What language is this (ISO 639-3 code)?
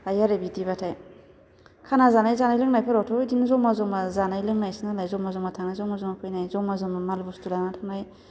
brx